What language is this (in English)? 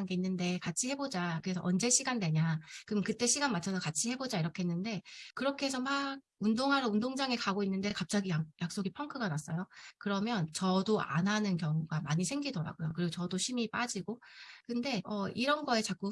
Korean